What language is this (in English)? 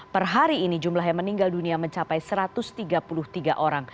Indonesian